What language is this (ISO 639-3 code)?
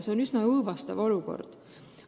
est